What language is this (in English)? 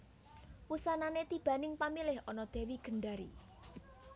Javanese